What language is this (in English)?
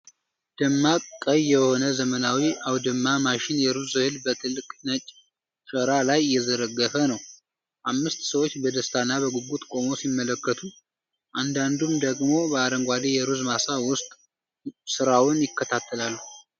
Amharic